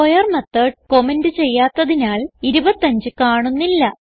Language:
Malayalam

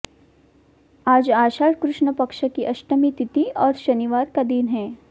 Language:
Hindi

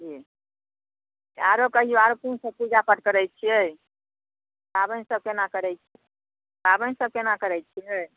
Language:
Maithili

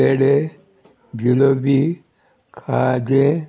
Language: Konkani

